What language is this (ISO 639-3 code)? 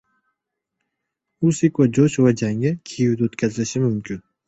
uzb